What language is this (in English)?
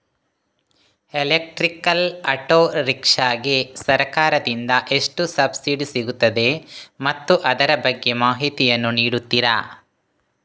Kannada